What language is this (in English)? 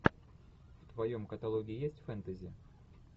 Russian